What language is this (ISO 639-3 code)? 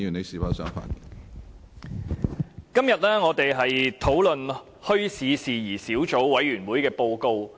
yue